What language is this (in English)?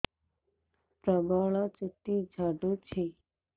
Odia